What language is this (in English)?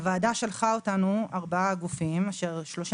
Hebrew